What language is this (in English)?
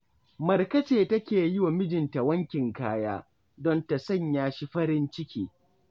Hausa